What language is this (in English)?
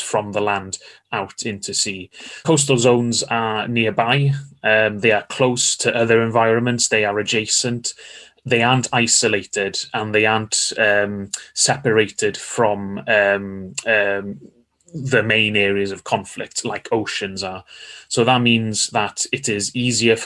Danish